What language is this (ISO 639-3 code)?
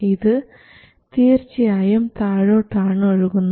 mal